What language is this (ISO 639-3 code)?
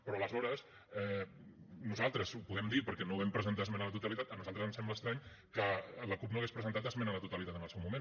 cat